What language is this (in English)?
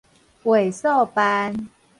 Min Nan Chinese